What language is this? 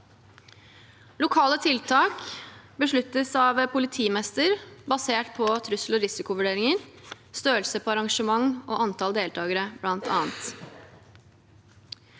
Norwegian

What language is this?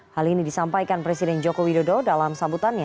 Indonesian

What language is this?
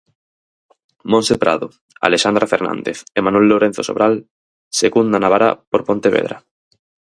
Galician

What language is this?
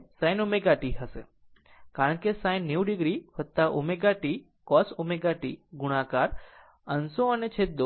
Gujarati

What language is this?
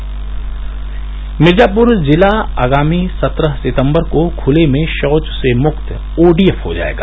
Hindi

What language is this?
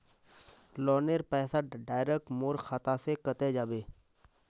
Magahi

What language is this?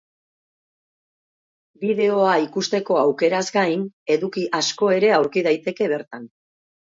Basque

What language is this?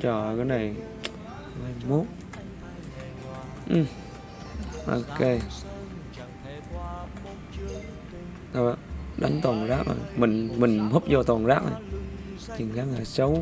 Vietnamese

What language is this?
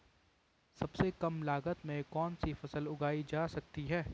Hindi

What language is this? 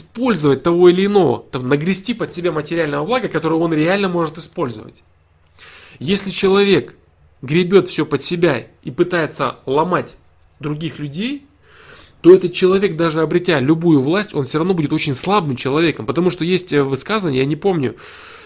Russian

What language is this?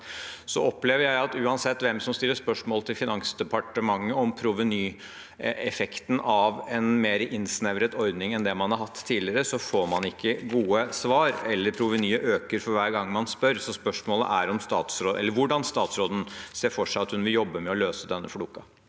Norwegian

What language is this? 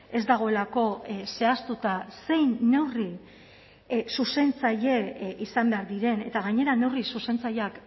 Basque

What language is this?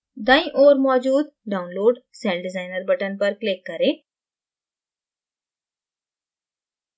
Hindi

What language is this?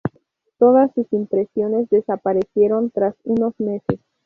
Spanish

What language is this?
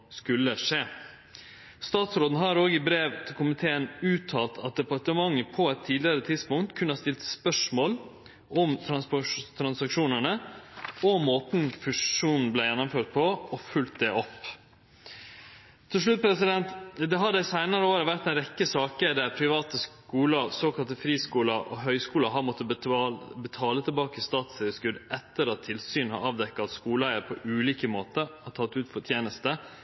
Norwegian Nynorsk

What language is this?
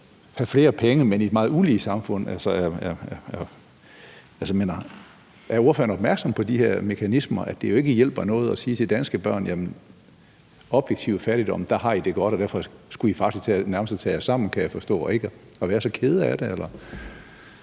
Danish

